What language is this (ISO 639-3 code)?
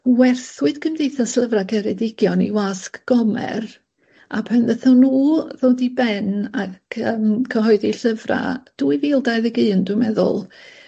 cym